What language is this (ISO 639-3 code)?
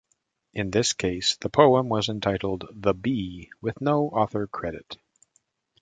eng